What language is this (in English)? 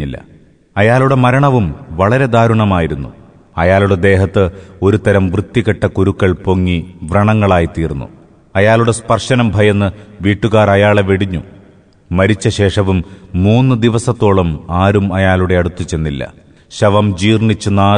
Malayalam